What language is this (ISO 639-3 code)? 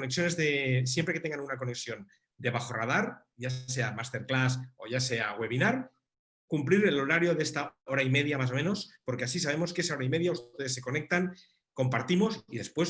spa